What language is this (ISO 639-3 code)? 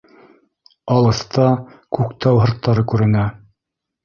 bak